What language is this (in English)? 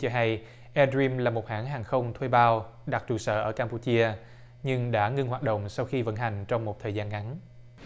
Vietnamese